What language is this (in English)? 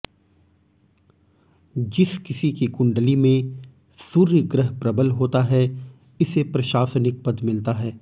Hindi